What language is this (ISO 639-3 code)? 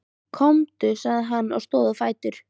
isl